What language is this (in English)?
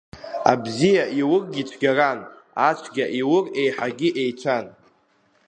Abkhazian